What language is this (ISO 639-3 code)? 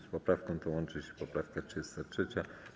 pol